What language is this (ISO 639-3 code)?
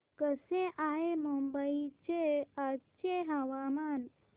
mar